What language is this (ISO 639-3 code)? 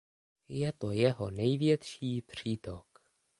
ces